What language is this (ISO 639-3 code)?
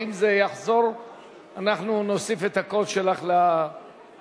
heb